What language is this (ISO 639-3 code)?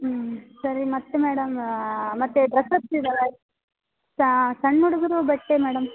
kan